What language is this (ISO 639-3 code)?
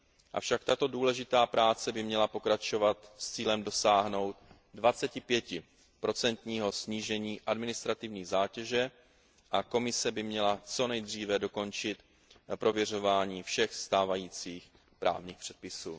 ces